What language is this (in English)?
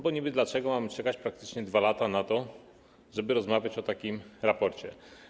Polish